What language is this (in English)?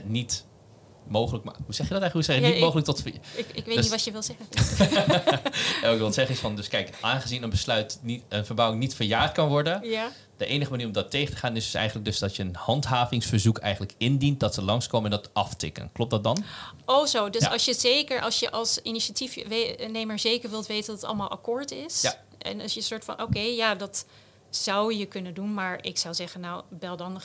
Dutch